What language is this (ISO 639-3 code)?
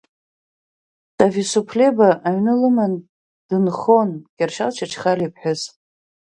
abk